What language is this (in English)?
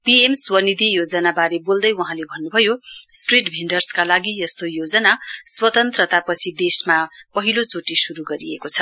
Nepali